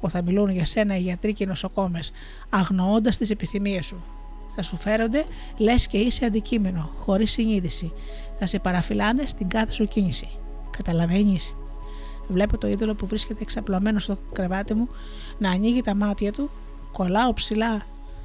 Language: Greek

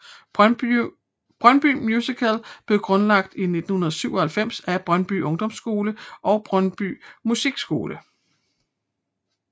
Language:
Danish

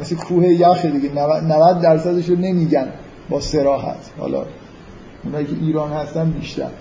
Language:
Persian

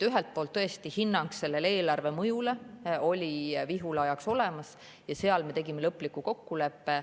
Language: Estonian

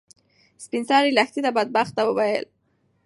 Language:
Pashto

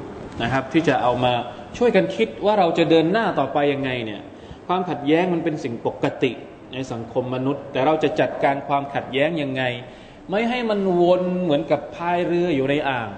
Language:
Thai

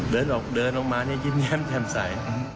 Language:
Thai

